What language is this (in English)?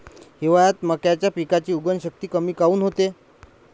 Marathi